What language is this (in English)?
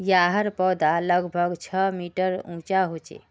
Magahi